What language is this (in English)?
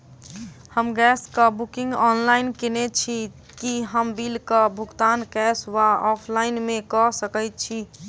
Maithili